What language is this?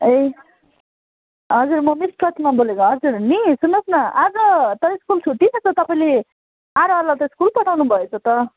Nepali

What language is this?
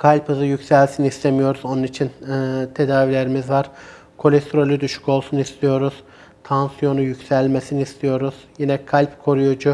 Turkish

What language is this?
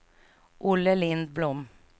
Swedish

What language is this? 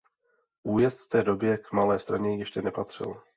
Czech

